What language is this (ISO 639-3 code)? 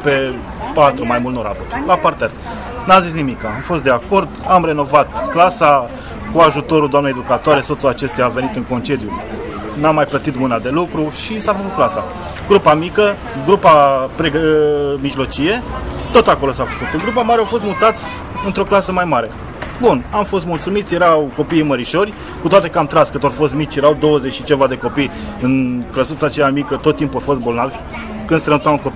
ron